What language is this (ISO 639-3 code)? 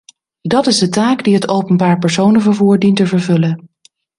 nld